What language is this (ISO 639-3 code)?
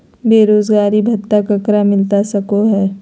mag